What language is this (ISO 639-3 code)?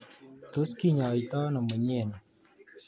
kln